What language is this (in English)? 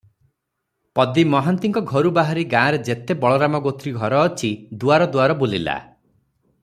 Odia